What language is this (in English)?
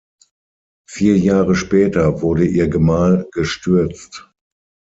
German